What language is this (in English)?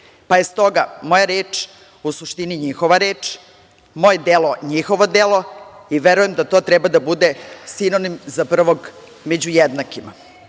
Serbian